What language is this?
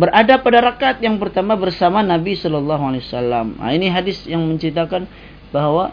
Malay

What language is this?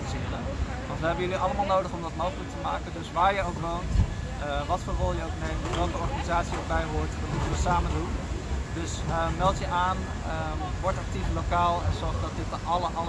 Dutch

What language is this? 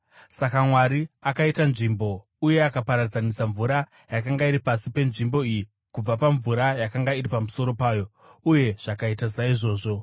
Shona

